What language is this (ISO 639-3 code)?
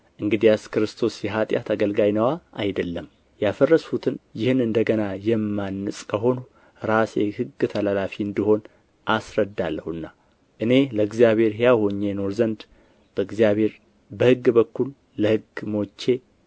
amh